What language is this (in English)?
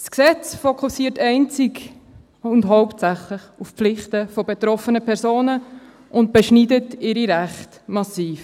Swiss German